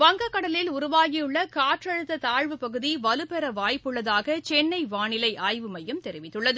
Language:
Tamil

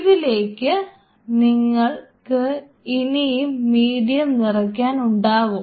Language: Malayalam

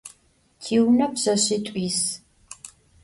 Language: Adyghe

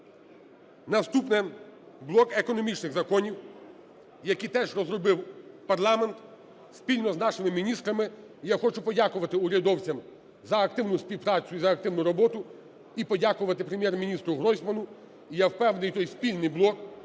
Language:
Ukrainian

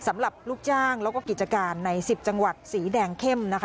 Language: Thai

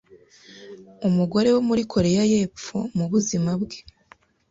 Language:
Kinyarwanda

